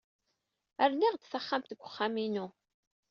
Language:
Kabyle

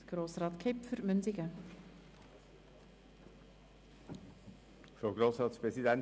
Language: Swiss German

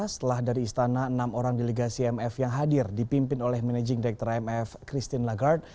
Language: Indonesian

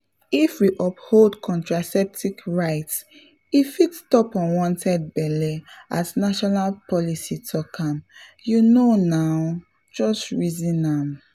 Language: Nigerian Pidgin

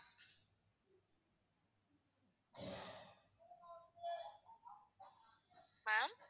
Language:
Tamil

